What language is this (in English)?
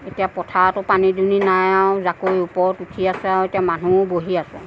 Assamese